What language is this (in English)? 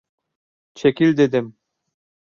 Turkish